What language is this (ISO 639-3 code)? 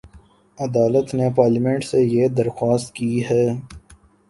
urd